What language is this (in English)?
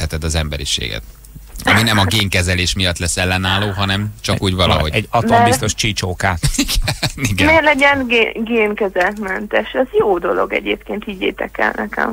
Hungarian